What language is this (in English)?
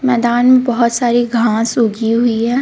Hindi